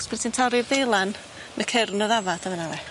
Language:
Welsh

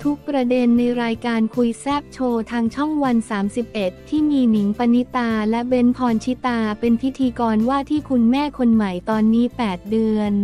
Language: Thai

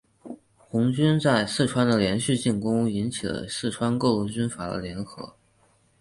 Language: Chinese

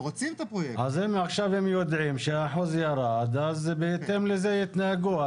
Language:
Hebrew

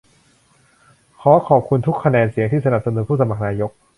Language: Thai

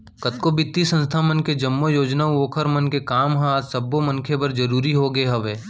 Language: Chhattisgarhi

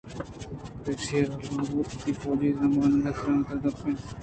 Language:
Eastern Balochi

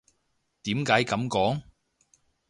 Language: Cantonese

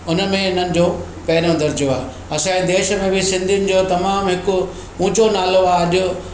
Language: Sindhi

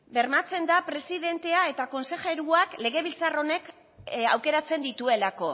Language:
Basque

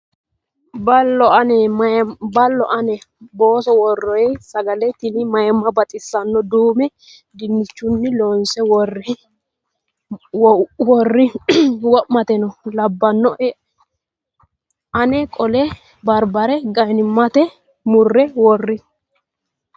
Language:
Sidamo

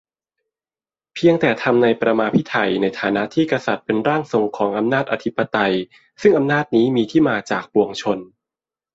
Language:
Thai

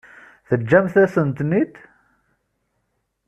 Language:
Kabyle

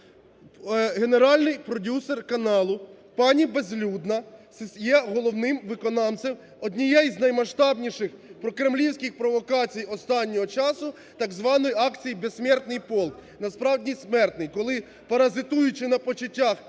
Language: Ukrainian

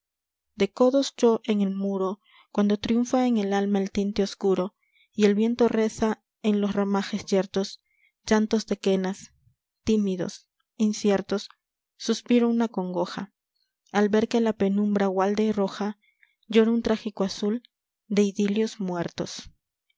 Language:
Spanish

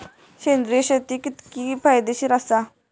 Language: Marathi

